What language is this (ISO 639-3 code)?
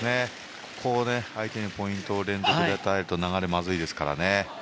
jpn